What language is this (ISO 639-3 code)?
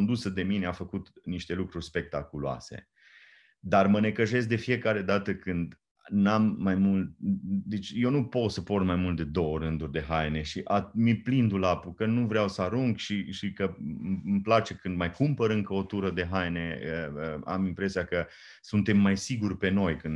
ron